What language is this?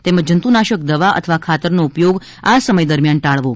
Gujarati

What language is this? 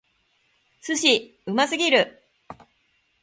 Japanese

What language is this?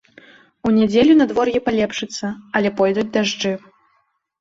Belarusian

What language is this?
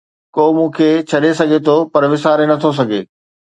Sindhi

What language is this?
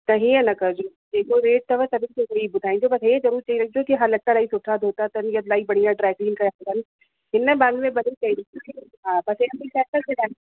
Sindhi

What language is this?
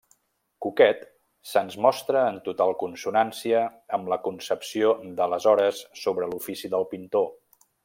Catalan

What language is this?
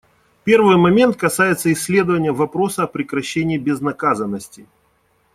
Russian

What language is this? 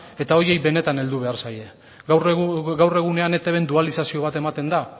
Basque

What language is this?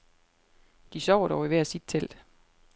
Danish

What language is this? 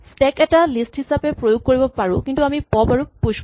Assamese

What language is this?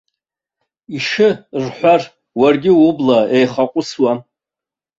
Abkhazian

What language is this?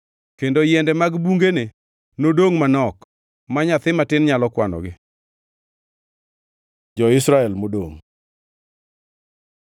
Luo (Kenya and Tanzania)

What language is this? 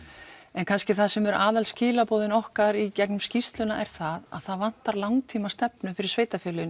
Icelandic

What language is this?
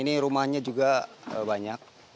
Indonesian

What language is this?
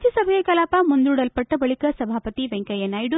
Kannada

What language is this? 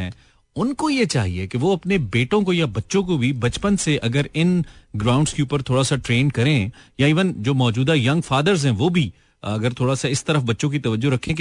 Hindi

